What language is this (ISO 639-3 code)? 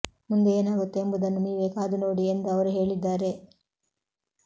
kan